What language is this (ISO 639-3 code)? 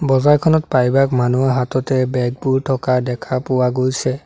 asm